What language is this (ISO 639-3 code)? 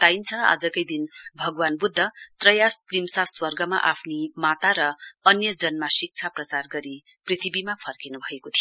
nep